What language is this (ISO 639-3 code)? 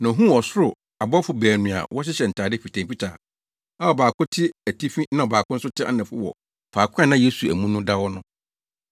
aka